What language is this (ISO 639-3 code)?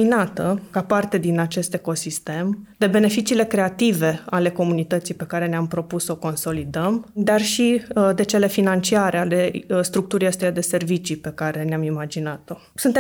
ron